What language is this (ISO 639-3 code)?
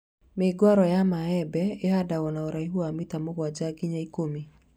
kik